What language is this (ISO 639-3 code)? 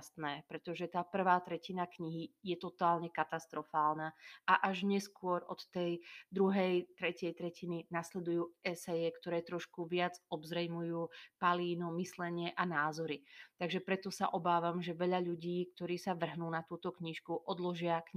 slk